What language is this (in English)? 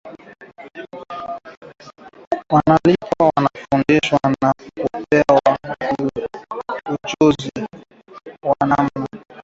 Swahili